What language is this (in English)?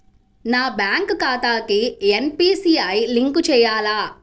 Telugu